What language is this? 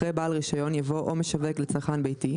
Hebrew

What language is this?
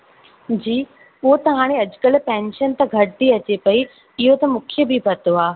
Sindhi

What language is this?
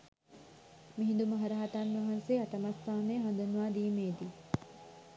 Sinhala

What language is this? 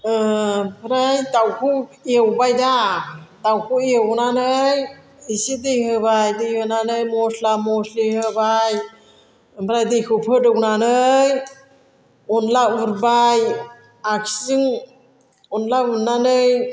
Bodo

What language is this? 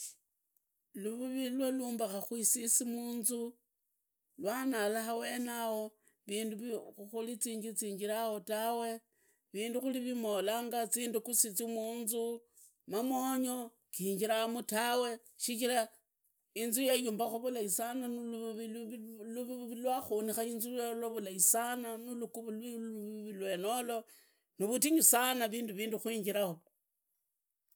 Idakho-Isukha-Tiriki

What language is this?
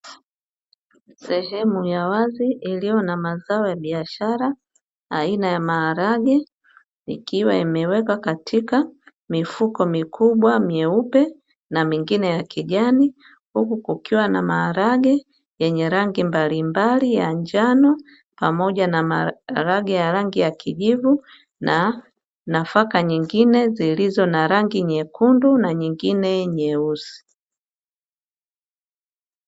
Swahili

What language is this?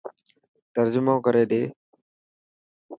Dhatki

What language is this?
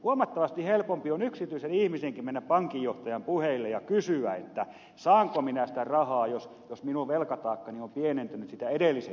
Finnish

